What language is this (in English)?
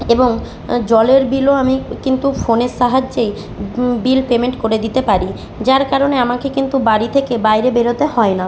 Bangla